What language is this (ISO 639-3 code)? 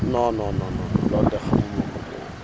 wol